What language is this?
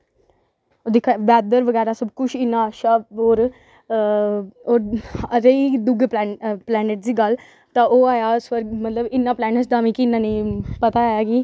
Dogri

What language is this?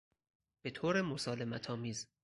Persian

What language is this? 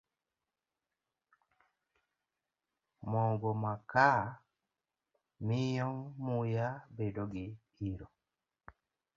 Luo (Kenya and Tanzania)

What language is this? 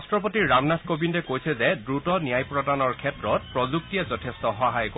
Assamese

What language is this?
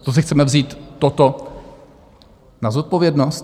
Czech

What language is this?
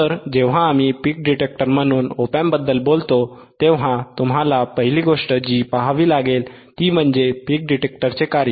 Marathi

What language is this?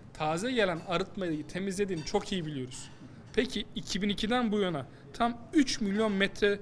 Turkish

